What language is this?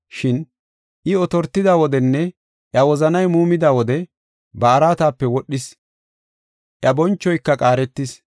Gofa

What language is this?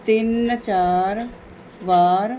Punjabi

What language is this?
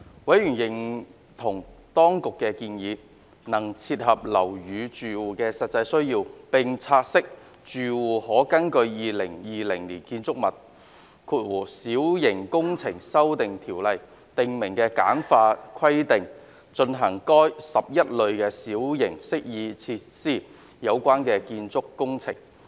Cantonese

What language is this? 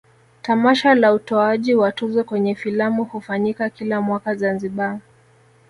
Swahili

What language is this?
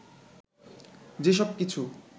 Bangla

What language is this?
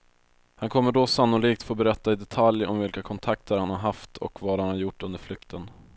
Swedish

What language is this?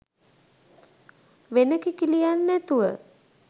Sinhala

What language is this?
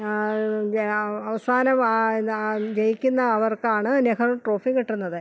Malayalam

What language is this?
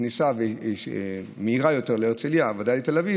Hebrew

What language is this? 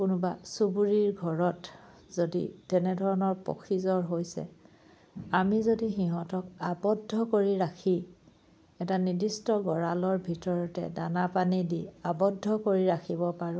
Assamese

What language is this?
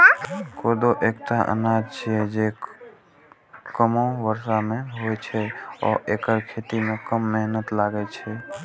Maithili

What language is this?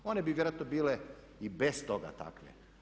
Croatian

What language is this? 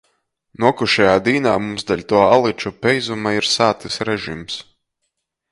Latgalian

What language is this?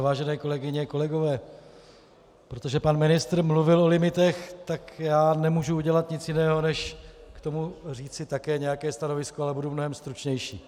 Czech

